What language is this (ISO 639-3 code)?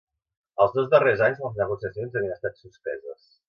cat